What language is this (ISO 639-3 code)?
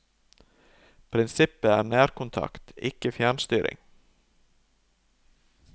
nor